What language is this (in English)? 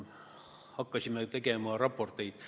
Estonian